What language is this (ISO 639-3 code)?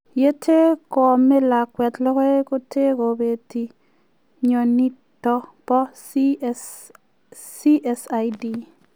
kln